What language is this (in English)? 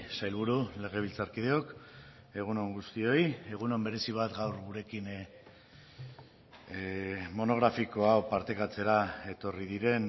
Basque